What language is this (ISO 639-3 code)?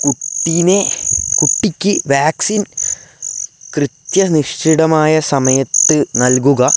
mal